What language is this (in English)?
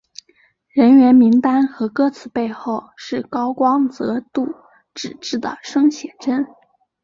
Chinese